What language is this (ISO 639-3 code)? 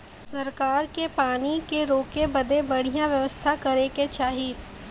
bho